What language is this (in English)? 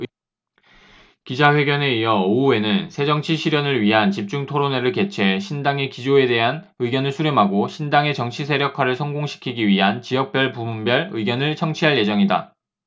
Korean